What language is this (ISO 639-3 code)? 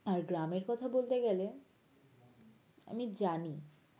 ben